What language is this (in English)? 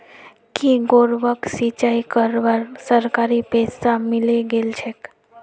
Magahi